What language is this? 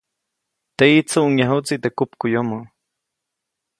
Copainalá Zoque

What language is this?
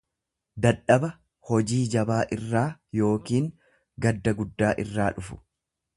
Oromo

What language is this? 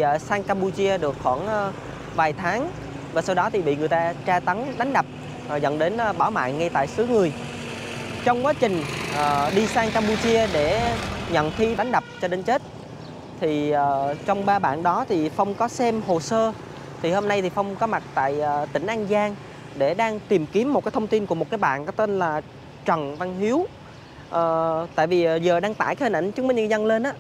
Vietnamese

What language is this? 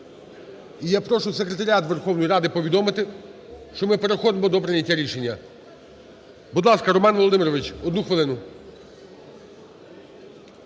Ukrainian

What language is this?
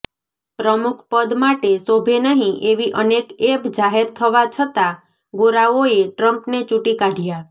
Gujarati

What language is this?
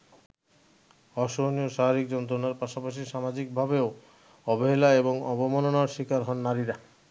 Bangla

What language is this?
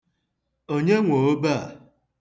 Igbo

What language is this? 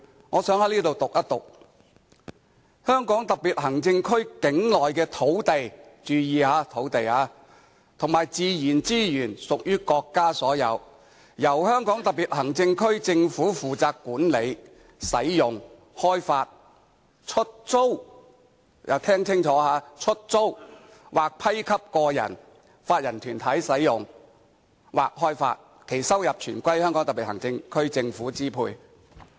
Cantonese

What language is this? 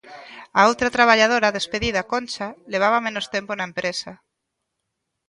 Galician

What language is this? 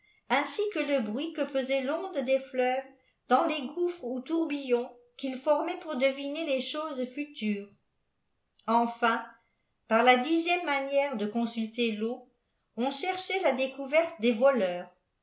French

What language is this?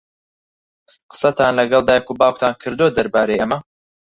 Central Kurdish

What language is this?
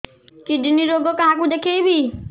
Odia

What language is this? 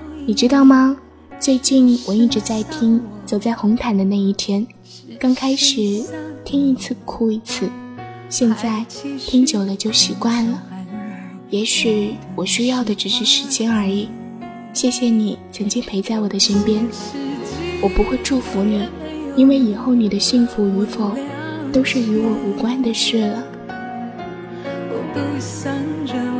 Chinese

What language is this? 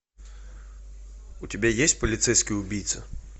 Russian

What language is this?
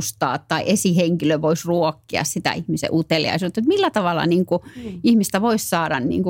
Finnish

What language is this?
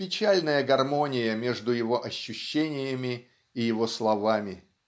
Russian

